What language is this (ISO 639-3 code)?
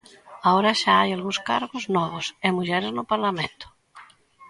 glg